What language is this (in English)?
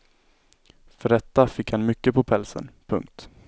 Swedish